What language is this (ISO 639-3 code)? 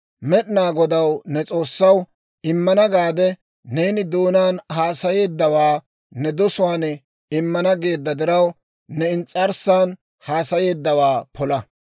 dwr